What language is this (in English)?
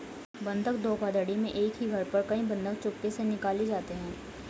Hindi